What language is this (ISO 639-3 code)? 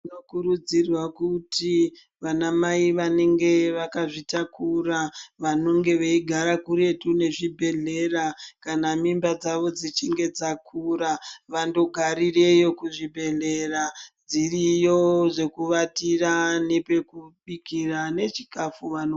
ndc